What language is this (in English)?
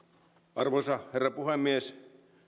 Finnish